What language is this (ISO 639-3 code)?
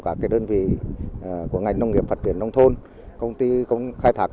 vie